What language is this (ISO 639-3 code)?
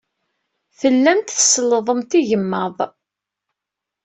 kab